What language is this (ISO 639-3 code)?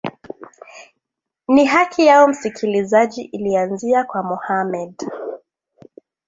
swa